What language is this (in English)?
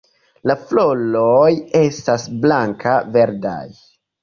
Esperanto